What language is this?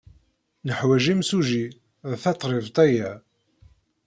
Kabyle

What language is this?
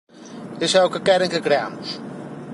Galician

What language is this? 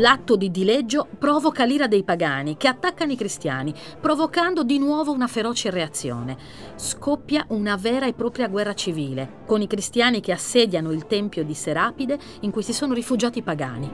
Italian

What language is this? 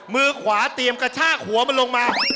Thai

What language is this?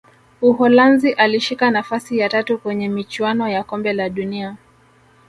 Swahili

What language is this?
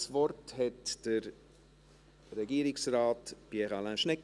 Swiss German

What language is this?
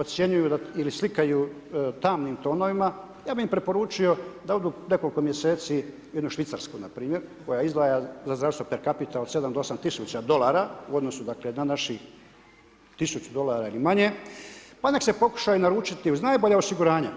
Croatian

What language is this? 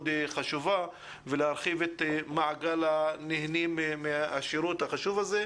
Hebrew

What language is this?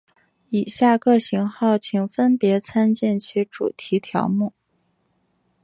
Chinese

